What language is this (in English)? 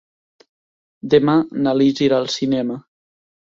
Catalan